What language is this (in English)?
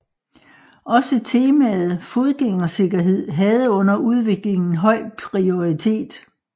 Danish